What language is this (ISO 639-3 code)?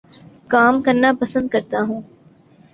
urd